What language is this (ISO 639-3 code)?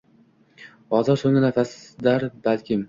uzb